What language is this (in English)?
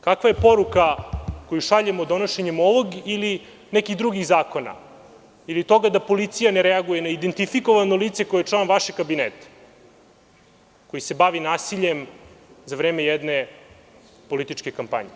Serbian